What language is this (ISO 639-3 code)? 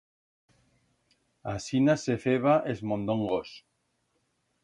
arg